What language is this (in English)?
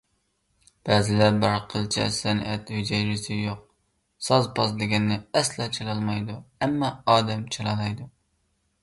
Uyghur